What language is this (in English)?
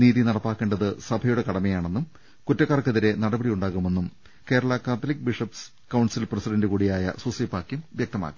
Malayalam